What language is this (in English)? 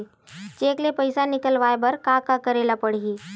Chhattisgarhi